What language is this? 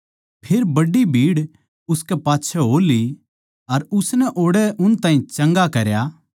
Haryanvi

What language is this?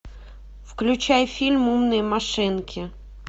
Russian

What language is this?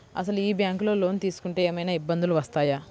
Telugu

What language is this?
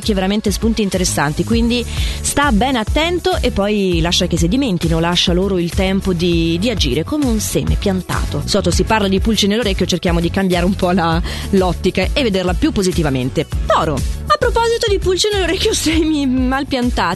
Italian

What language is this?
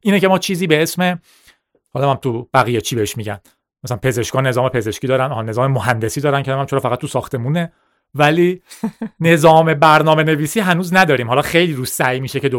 Persian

